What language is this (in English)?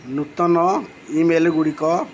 Odia